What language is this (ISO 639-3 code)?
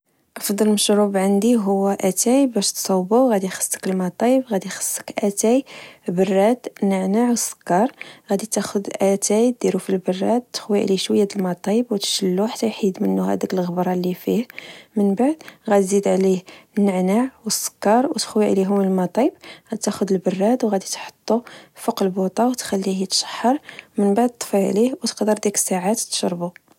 ary